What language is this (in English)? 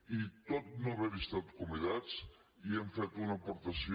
Catalan